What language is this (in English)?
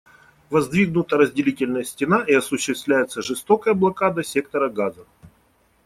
Russian